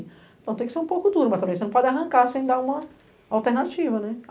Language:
Portuguese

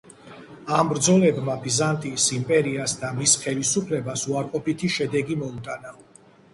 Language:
Georgian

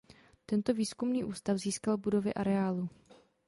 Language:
Czech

